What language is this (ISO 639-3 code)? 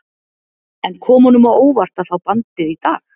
isl